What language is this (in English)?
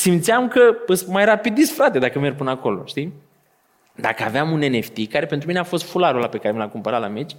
Romanian